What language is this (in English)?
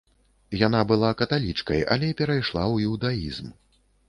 Belarusian